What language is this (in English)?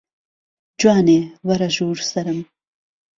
Central Kurdish